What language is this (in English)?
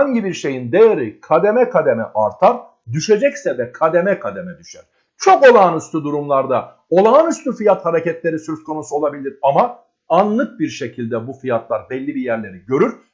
Turkish